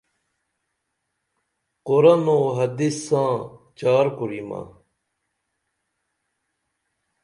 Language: Dameli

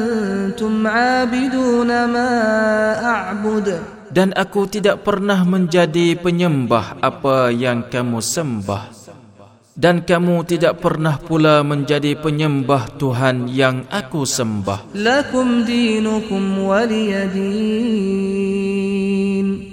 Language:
Malay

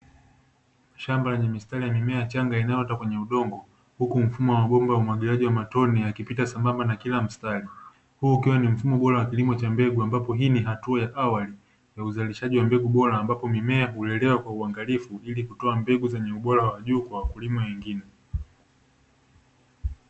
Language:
Swahili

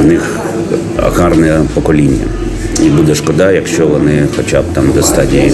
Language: Ukrainian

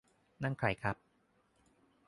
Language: Thai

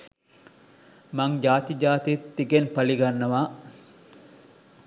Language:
Sinhala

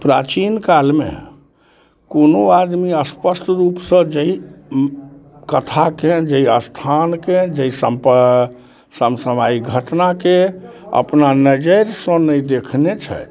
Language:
Maithili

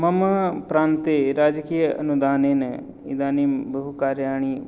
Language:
Sanskrit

